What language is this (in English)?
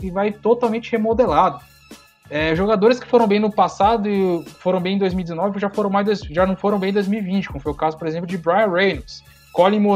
Portuguese